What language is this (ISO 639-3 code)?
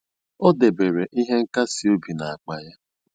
ibo